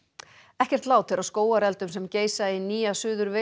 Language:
Icelandic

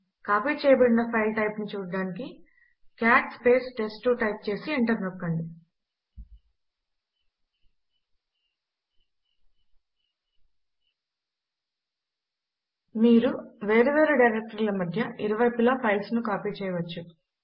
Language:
Telugu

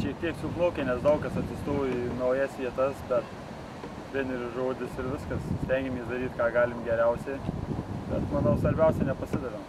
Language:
Lithuanian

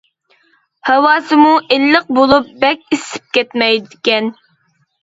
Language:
Uyghur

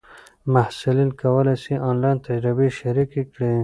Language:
Pashto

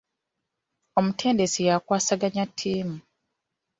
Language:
Ganda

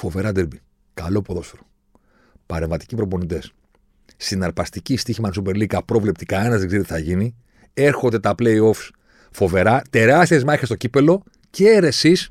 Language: Greek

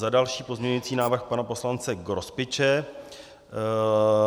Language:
Czech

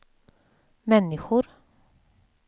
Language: Swedish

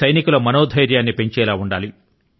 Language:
Telugu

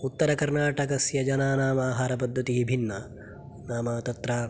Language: Sanskrit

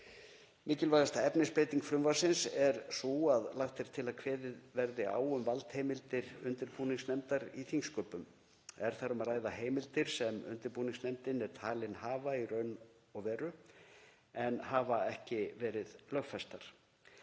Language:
Icelandic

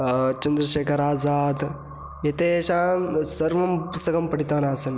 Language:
Sanskrit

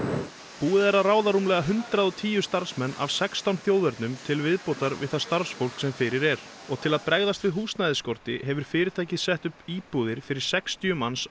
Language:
Icelandic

